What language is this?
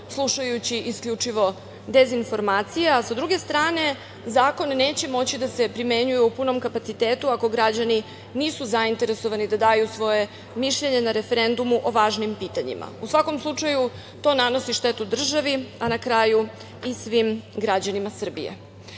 Serbian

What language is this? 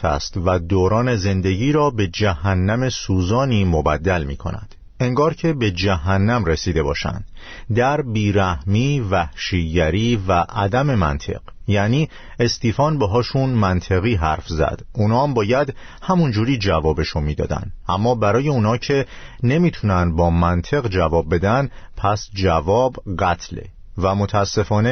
Persian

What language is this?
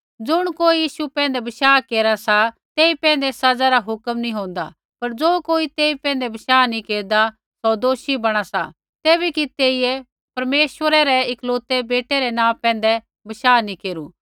Kullu Pahari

